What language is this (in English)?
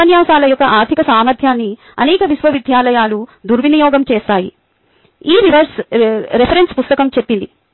Telugu